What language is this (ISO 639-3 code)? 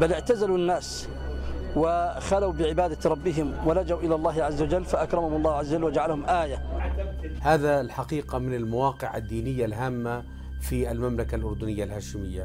ara